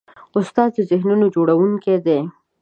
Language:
Pashto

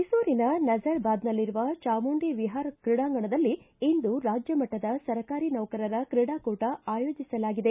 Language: Kannada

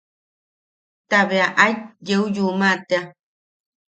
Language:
Yaqui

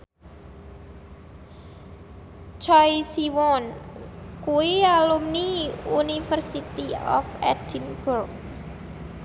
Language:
Javanese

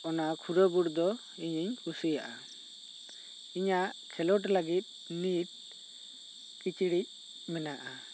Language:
Santali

